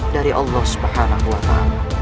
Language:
Indonesian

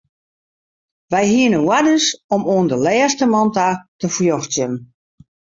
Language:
Western Frisian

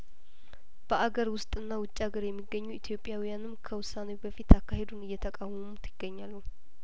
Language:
Amharic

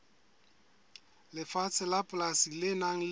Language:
Southern Sotho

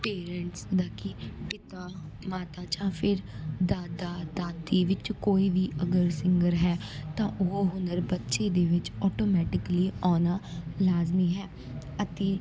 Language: Punjabi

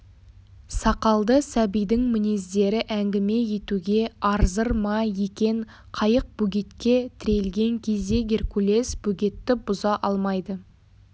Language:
Kazakh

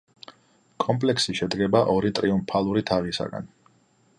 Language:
Georgian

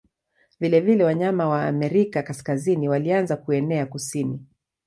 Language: Swahili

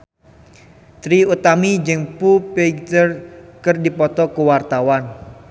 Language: Sundanese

